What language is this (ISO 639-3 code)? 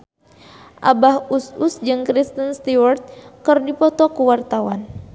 sun